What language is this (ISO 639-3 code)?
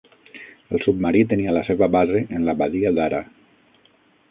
cat